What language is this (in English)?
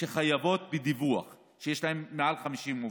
Hebrew